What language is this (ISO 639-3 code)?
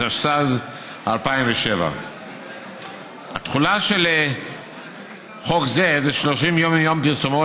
heb